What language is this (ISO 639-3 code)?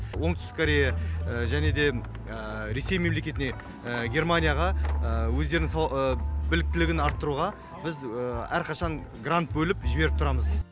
kaz